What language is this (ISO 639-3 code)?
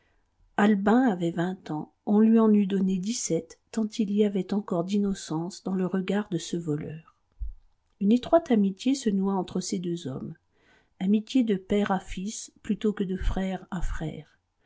fra